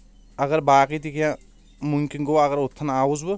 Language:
Kashmiri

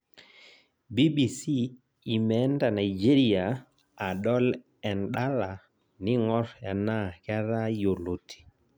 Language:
Masai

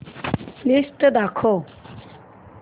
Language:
Marathi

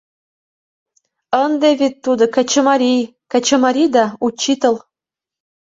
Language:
Mari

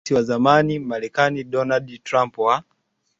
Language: Swahili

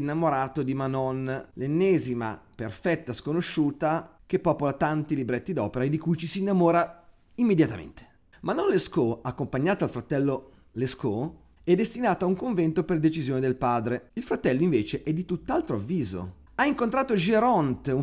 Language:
Italian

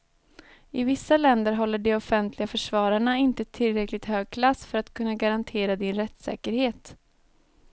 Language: Swedish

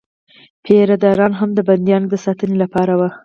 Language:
Pashto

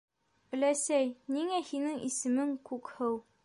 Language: Bashkir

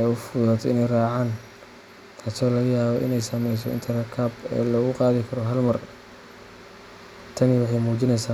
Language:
Somali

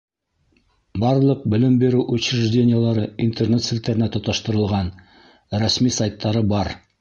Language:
Bashkir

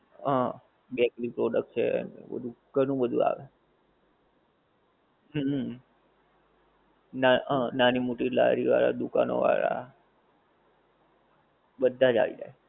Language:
Gujarati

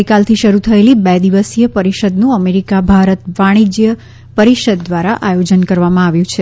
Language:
Gujarati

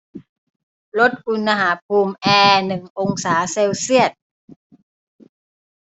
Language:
Thai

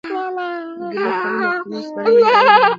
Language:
Pashto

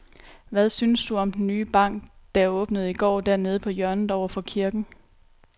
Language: Danish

